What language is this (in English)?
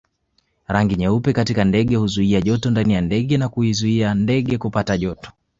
Swahili